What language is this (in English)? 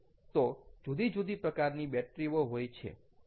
Gujarati